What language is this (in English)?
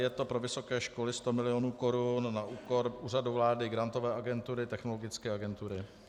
Czech